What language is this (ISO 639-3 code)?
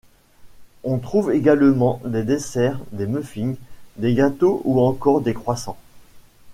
fra